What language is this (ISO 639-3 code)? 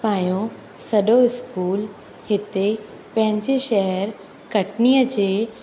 snd